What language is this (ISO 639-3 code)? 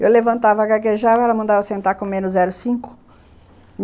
por